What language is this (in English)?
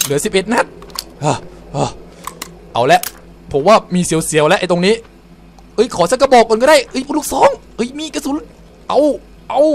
Thai